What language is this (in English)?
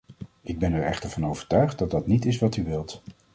Dutch